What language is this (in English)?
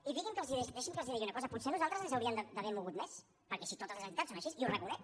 Catalan